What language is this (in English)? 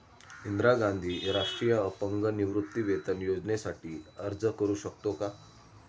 Marathi